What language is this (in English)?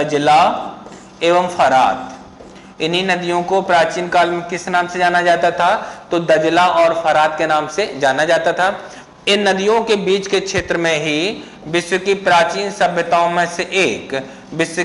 Hindi